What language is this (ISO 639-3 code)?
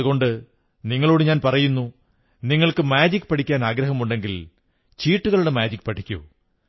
mal